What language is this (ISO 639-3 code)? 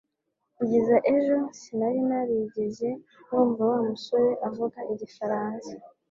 kin